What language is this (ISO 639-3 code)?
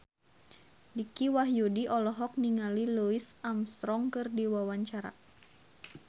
sun